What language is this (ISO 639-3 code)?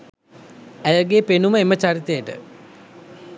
sin